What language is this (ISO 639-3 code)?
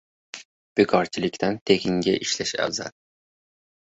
uzb